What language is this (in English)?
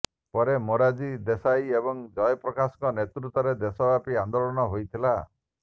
Odia